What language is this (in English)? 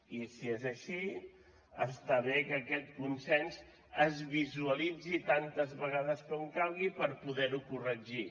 Catalan